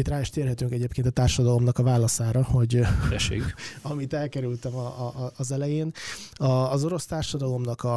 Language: Hungarian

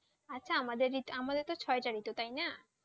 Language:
Bangla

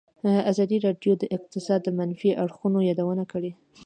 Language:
Pashto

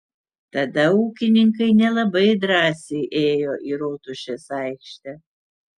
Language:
Lithuanian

